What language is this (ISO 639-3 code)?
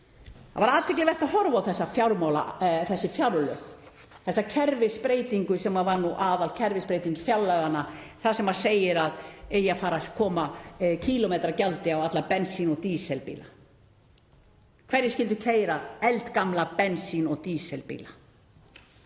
isl